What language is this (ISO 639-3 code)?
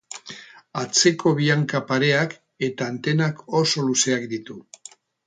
eus